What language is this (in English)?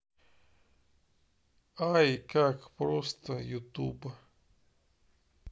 Russian